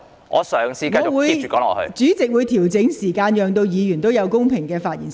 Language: Cantonese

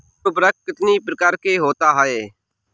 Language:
Hindi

